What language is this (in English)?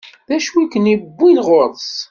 Kabyle